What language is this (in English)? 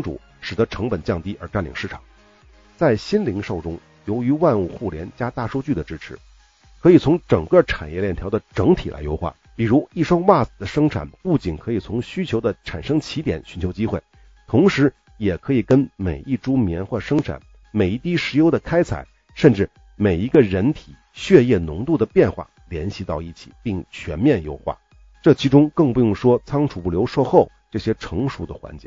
Chinese